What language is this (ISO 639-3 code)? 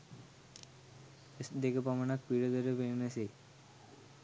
sin